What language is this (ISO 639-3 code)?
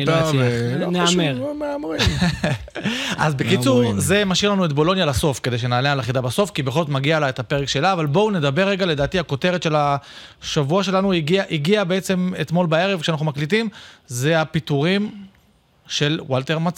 heb